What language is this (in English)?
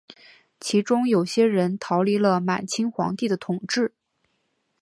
Chinese